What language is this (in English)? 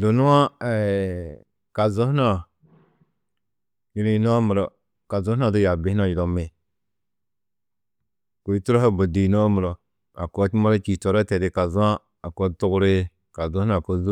Tedaga